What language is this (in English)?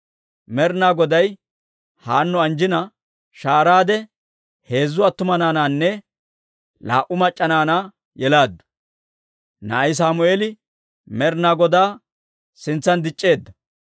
Dawro